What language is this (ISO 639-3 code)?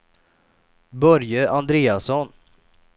swe